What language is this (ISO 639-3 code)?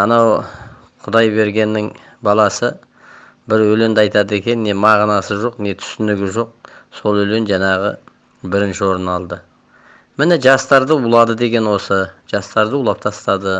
tur